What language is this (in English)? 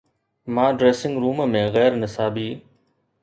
Sindhi